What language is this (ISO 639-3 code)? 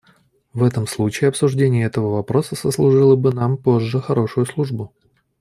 rus